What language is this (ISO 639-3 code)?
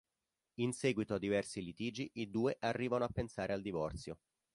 ita